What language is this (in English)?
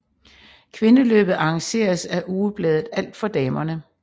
Danish